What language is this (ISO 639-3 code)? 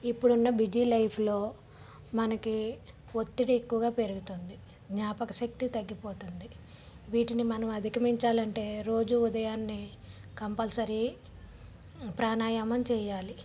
tel